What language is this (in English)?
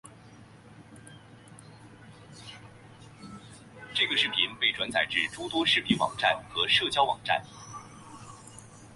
Chinese